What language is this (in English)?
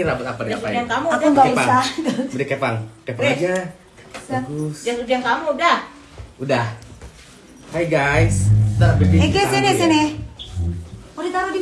Indonesian